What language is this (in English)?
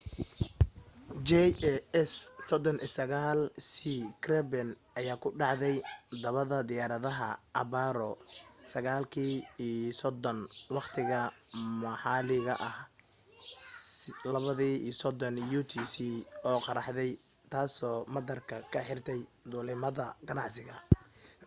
Somali